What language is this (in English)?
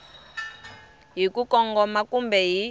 Tsonga